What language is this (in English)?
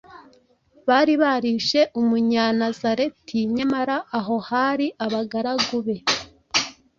Kinyarwanda